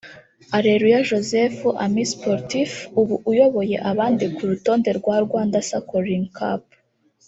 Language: Kinyarwanda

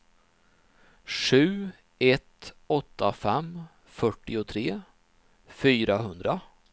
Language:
Swedish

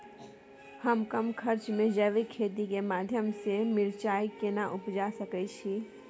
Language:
Maithili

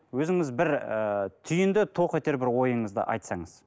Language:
Kazakh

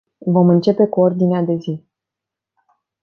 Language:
Romanian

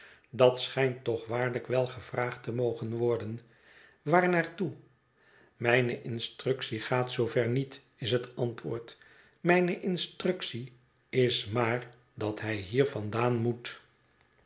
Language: Dutch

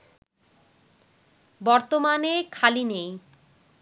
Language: Bangla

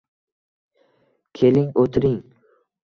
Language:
Uzbek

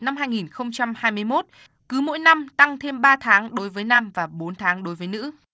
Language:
Vietnamese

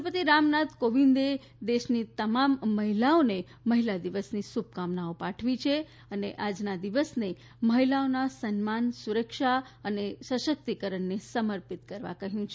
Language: Gujarati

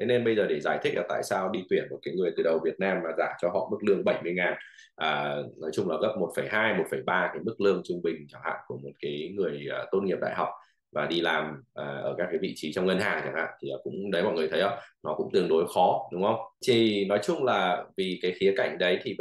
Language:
Vietnamese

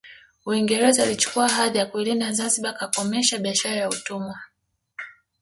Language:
Swahili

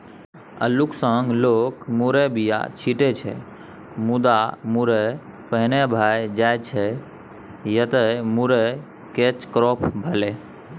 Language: Maithili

